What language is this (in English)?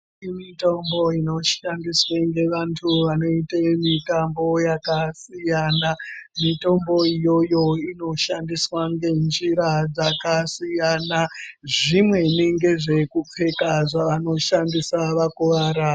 Ndau